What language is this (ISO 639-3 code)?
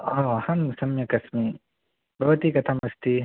san